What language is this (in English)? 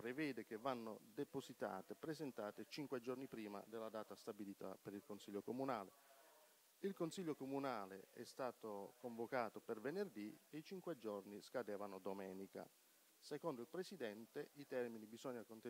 Italian